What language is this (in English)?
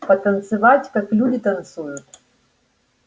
Russian